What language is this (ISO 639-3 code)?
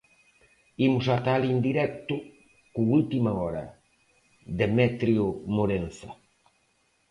glg